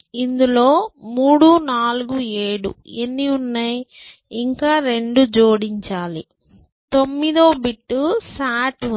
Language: Telugu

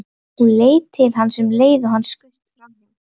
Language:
Icelandic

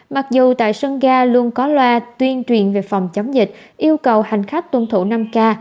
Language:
Vietnamese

